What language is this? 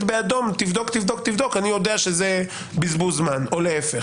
Hebrew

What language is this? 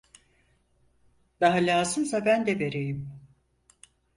Turkish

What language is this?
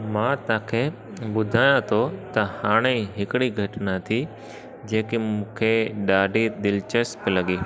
Sindhi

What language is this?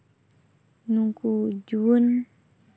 Santali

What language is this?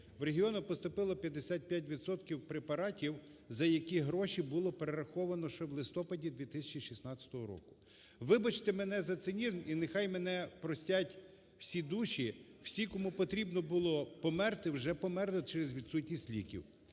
Ukrainian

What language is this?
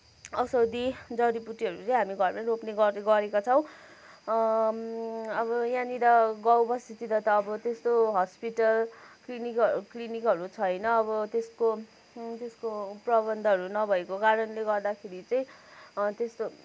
Nepali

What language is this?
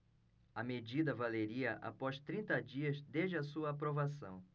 Portuguese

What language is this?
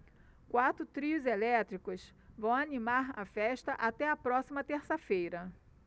Portuguese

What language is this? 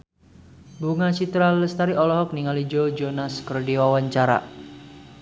Sundanese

